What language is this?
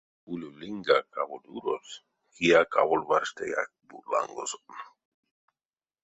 Erzya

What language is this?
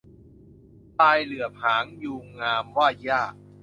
Thai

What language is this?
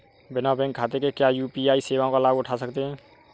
Hindi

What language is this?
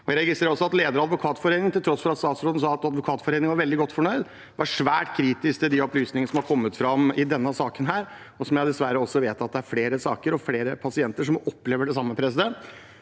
Norwegian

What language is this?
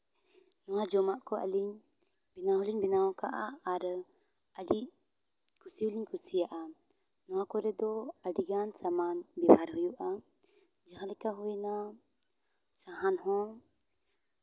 Santali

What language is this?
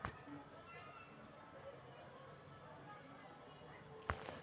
Magahi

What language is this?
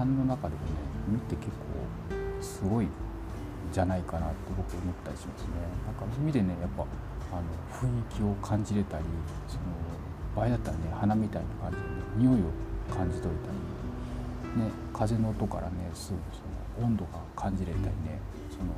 Japanese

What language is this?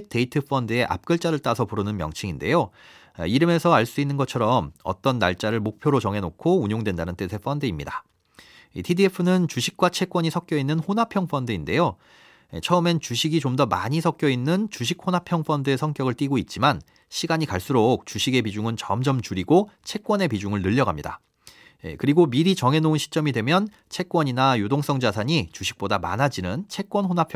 Korean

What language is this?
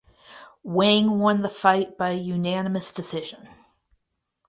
English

